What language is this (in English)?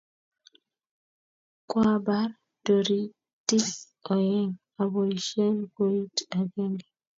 Kalenjin